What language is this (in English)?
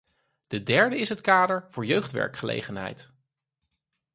Dutch